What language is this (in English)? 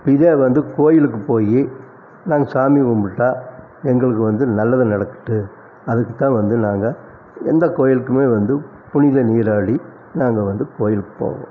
Tamil